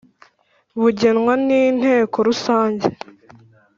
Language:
Kinyarwanda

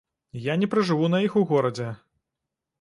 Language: Belarusian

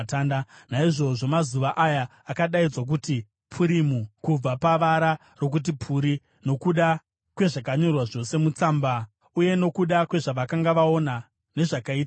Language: Shona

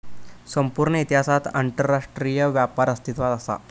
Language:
Marathi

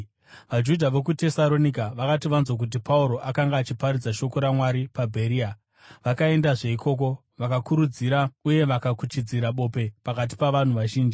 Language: Shona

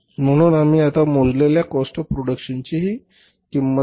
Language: Marathi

